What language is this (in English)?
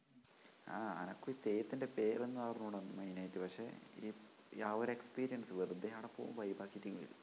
Malayalam